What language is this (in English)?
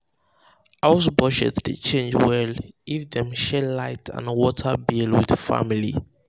Nigerian Pidgin